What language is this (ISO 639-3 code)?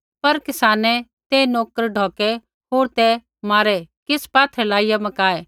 kfx